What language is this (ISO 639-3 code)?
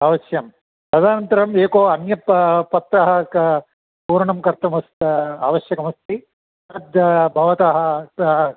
san